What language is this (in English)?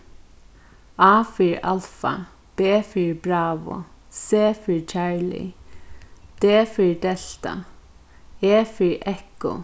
Faroese